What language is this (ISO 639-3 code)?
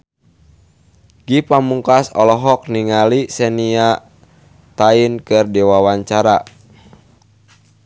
sun